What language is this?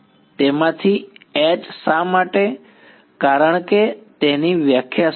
Gujarati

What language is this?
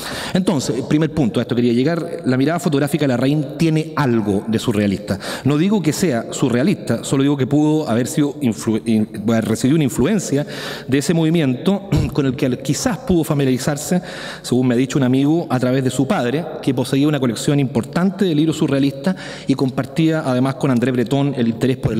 Spanish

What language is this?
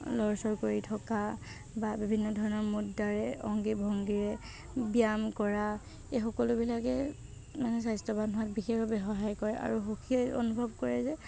Assamese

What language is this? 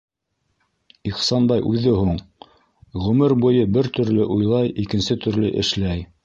Bashkir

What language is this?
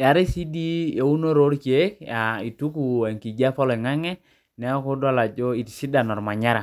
Masai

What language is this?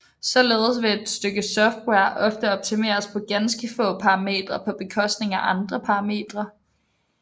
Danish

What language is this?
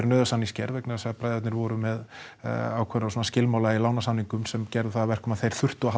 Icelandic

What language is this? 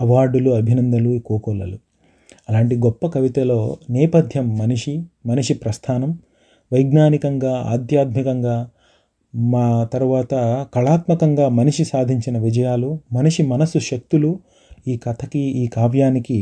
Telugu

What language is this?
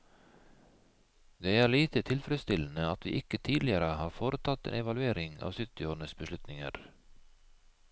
Norwegian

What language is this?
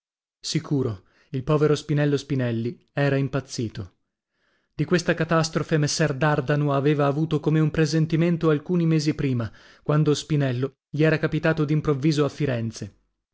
Italian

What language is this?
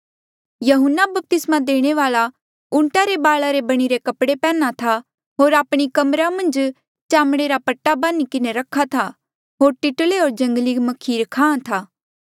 Mandeali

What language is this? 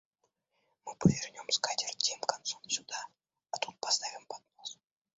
Russian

